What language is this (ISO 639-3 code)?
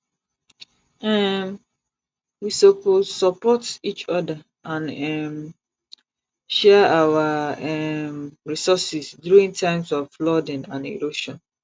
pcm